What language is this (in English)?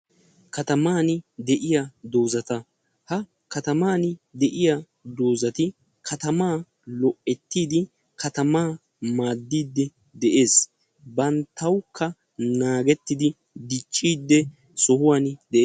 Wolaytta